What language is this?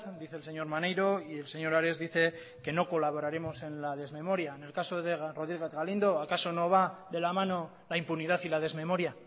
Spanish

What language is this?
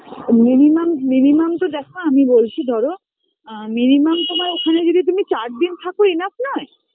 Bangla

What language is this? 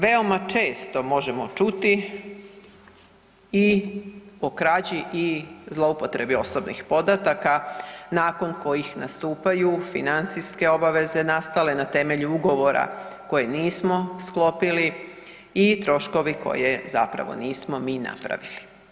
Croatian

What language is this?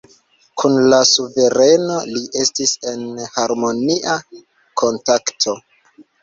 Esperanto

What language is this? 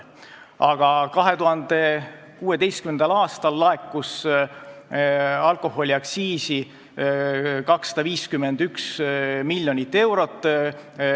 Estonian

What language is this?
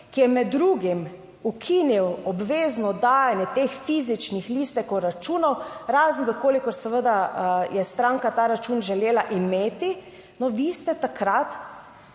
Slovenian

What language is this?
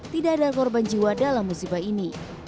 Indonesian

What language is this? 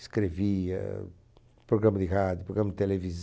Portuguese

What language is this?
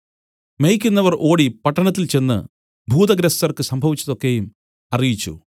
Malayalam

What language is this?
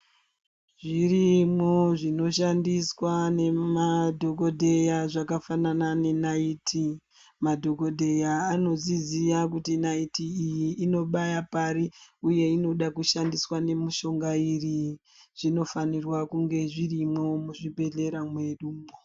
Ndau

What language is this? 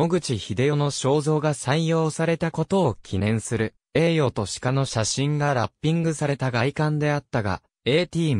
Japanese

